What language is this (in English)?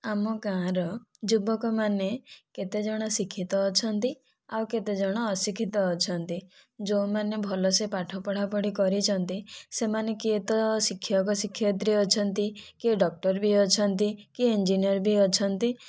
Odia